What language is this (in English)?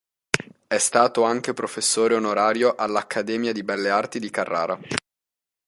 Italian